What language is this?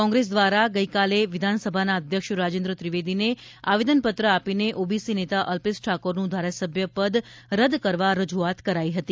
Gujarati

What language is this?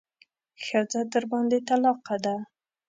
Pashto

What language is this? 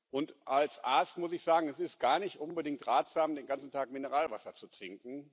German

